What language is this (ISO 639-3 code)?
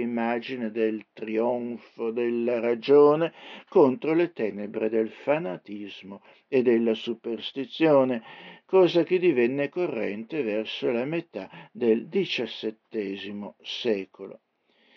ita